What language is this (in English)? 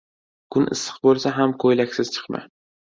Uzbek